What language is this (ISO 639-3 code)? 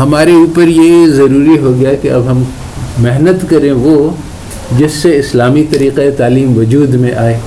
urd